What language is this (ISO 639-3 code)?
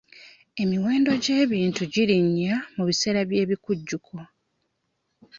lug